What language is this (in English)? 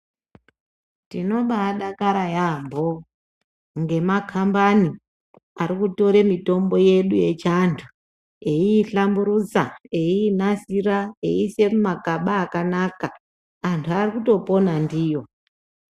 Ndau